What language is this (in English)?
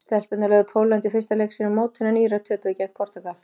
Icelandic